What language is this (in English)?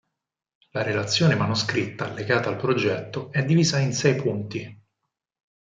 Italian